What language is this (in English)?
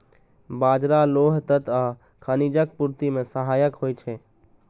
Maithili